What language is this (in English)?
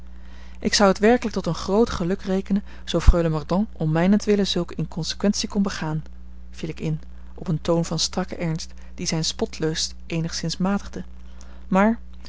Dutch